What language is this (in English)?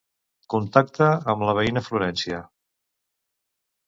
Catalan